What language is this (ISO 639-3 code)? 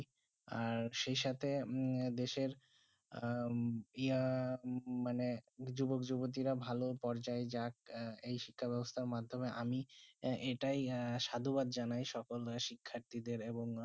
ben